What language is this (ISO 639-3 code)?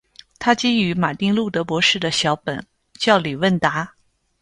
zho